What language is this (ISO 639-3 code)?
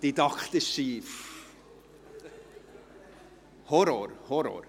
gsw